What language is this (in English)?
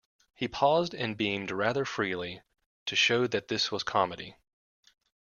English